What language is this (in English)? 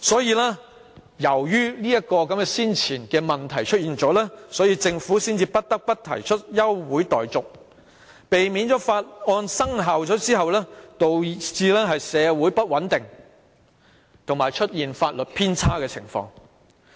Cantonese